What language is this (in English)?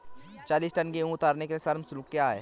Hindi